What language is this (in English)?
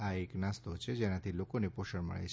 Gujarati